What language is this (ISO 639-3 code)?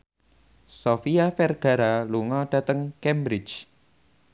jav